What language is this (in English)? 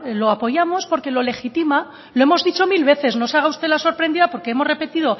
Spanish